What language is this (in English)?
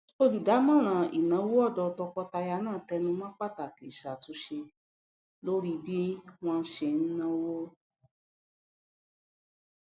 Yoruba